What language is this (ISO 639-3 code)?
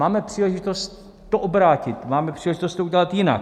ces